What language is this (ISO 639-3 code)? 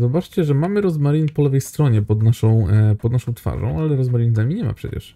pol